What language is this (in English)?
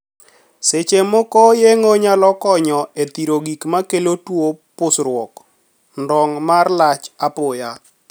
Luo (Kenya and Tanzania)